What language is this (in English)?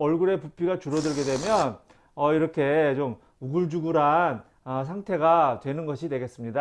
Korean